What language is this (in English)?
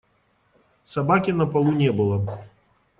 Russian